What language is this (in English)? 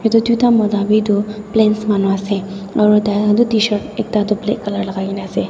Naga Pidgin